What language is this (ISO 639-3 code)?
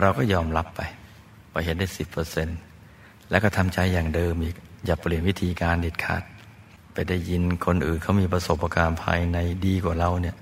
tha